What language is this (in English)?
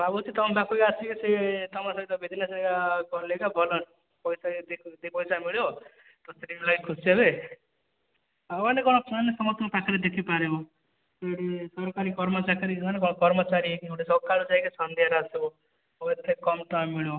Odia